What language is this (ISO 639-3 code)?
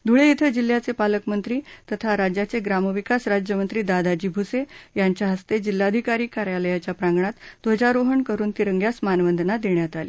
mar